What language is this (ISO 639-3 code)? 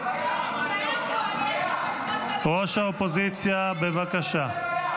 heb